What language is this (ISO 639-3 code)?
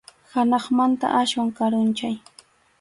qxu